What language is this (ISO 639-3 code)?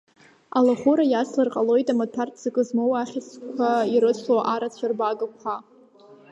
abk